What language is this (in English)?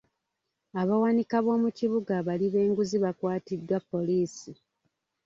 Ganda